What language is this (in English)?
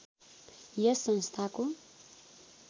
Nepali